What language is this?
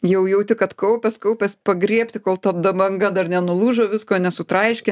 Lithuanian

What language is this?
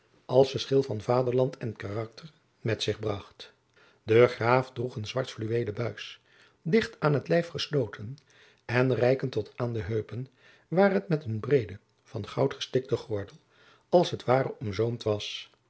Dutch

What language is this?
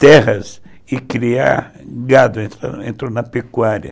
Portuguese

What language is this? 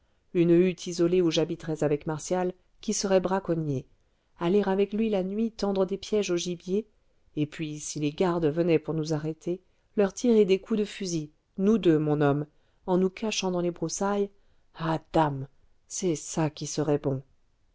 French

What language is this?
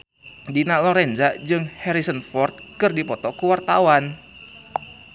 Sundanese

